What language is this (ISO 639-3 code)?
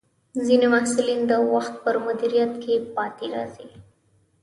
pus